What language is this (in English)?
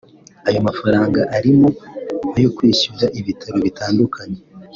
Kinyarwanda